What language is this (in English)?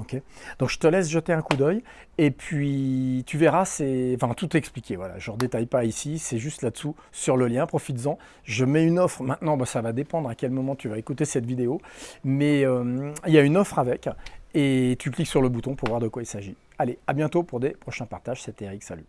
French